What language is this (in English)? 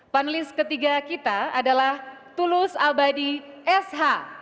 Indonesian